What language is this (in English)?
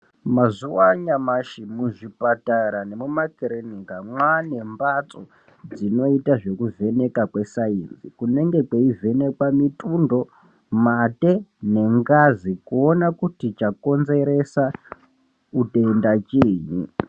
Ndau